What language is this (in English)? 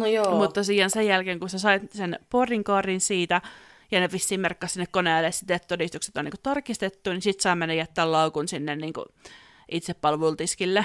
Finnish